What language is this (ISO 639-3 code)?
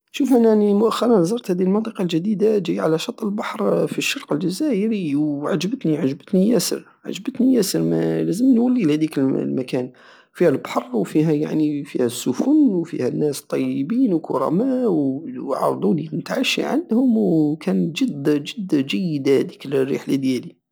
aao